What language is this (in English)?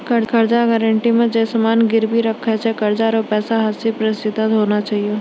Maithili